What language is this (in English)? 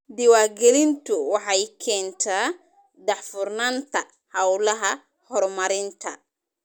Somali